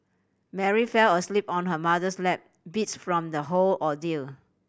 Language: English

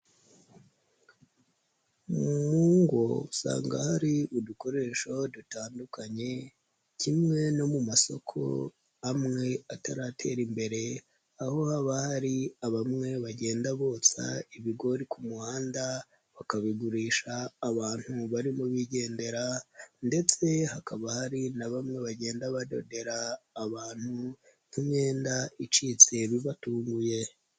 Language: Kinyarwanda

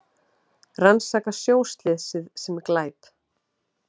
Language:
Icelandic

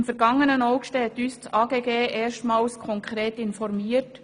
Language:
Swiss German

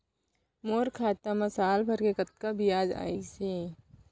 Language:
Chhattisgarhi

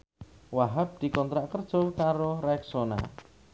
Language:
Javanese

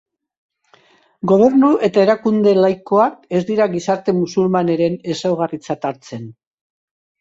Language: Basque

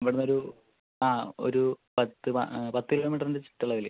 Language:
Malayalam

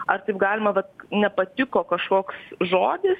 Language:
Lithuanian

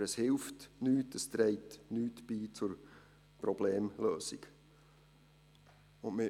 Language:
Swiss German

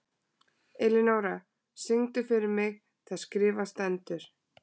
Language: Icelandic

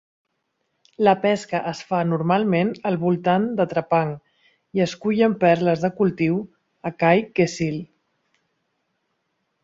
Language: Catalan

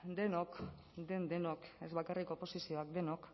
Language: Basque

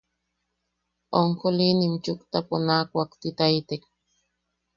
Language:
Yaqui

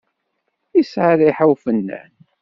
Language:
Kabyle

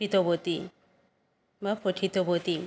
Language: Sanskrit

